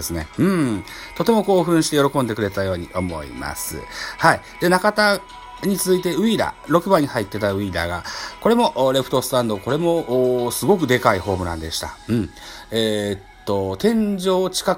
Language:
Japanese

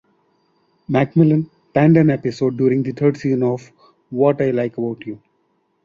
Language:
English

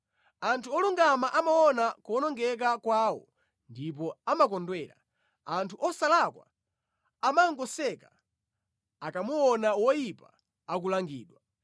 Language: Nyanja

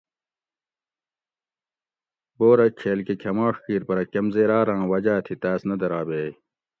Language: Gawri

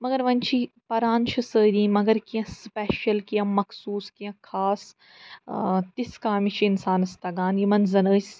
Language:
Kashmiri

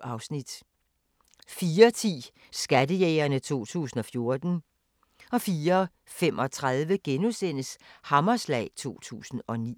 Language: Danish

